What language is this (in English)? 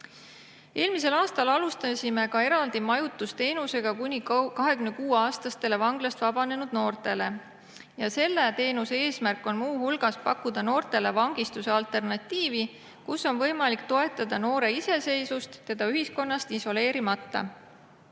Estonian